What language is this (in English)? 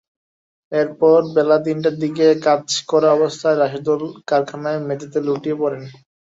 Bangla